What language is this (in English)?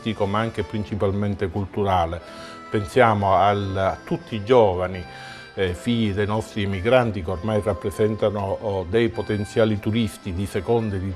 Italian